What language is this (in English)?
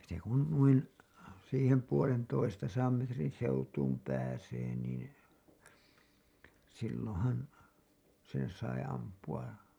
Finnish